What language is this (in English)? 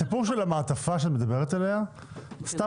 Hebrew